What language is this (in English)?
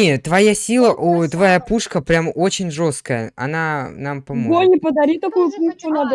Russian